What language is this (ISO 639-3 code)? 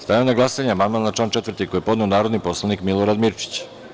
srp